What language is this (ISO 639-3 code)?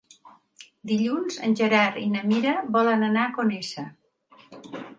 cat